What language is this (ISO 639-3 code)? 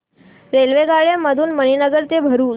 mar